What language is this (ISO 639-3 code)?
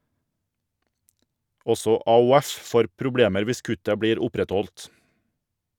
nor